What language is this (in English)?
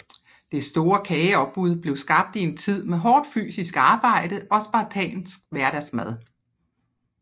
Danish